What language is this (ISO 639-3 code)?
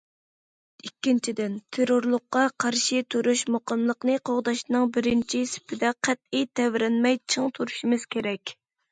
uig